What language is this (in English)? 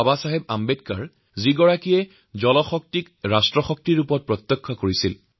Assamese